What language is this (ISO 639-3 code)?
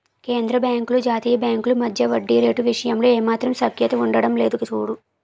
tel